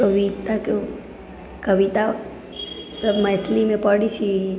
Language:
Maithili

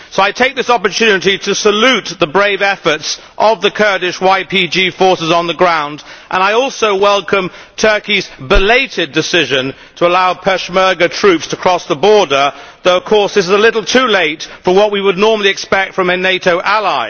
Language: English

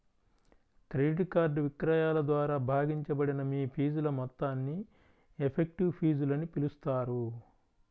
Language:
Telugu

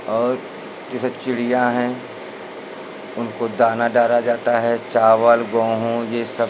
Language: Hindi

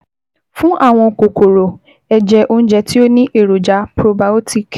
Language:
Yoruba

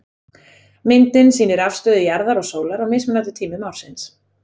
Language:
Icelandic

